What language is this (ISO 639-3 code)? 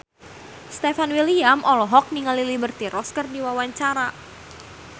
sun